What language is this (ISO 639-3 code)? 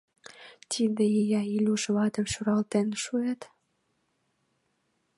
chm